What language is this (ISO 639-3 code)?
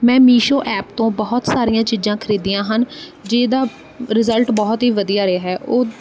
pan